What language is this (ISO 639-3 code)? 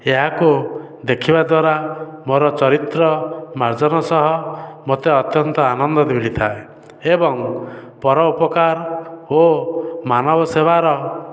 ori